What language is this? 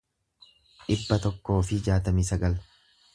Oromo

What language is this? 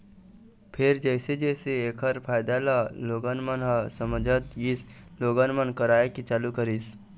Chhattisgarhi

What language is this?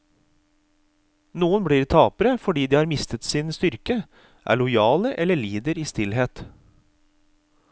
Norwegian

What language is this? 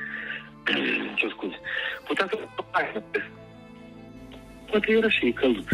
Romanian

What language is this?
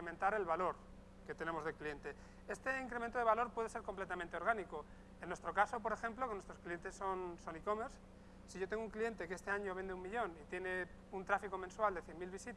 Spanish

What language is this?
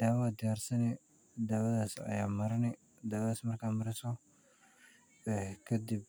Somali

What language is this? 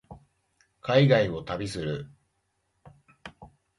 Japanese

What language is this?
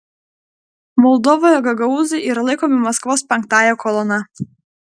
Lithuanian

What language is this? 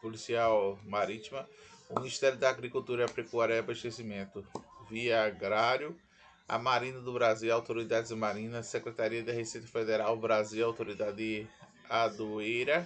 Portuguese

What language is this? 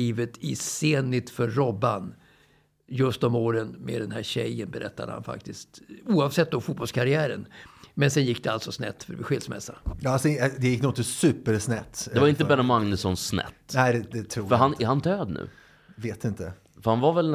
Swedish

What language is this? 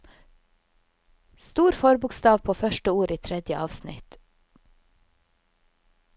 Norwegian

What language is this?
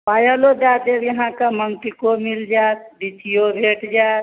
Maithili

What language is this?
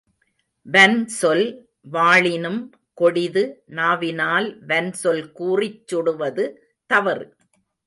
Tamil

